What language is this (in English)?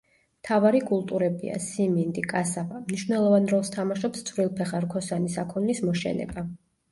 Georgian